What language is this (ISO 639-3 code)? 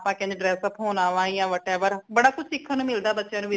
pan